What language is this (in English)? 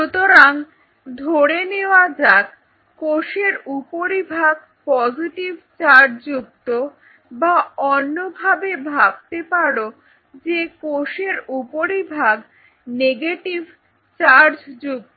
Bangla